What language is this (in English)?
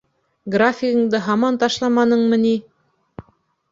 Bashkir